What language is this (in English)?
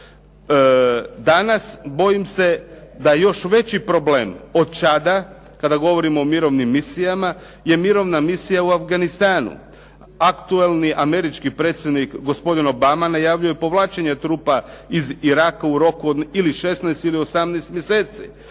Croatian